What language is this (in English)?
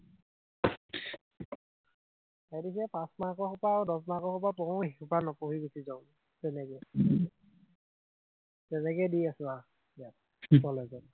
Assamese